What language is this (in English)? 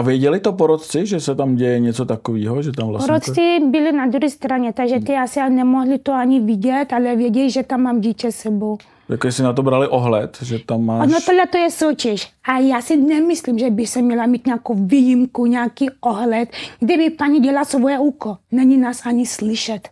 Czech